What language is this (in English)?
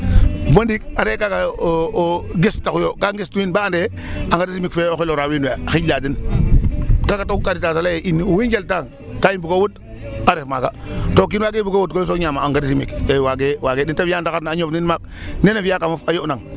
Serer